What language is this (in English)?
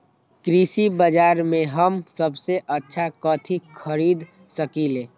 Magahi